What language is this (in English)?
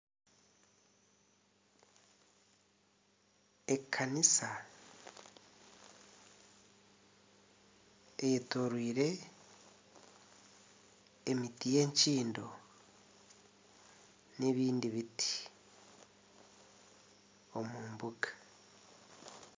Nyankole